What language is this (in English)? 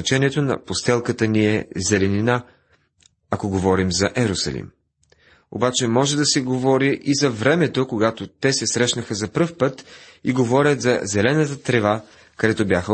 Bulgarian